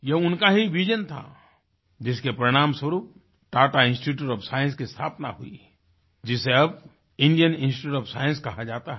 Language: Hindi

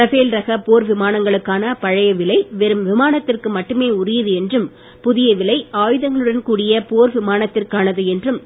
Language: Tamil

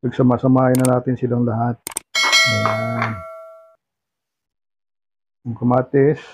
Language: Filipino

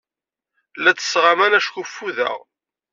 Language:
Kabyle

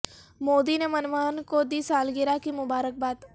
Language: Urdu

